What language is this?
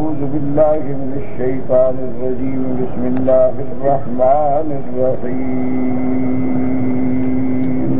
Arabic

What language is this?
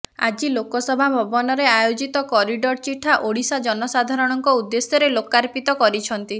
Odia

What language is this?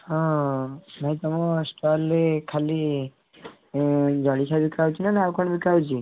Odia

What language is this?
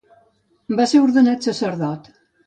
Catalan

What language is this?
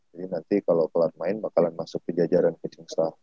Indonesian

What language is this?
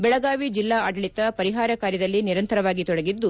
Kannada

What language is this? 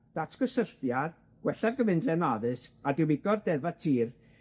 Welsh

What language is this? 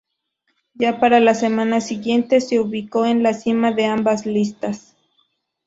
Spanish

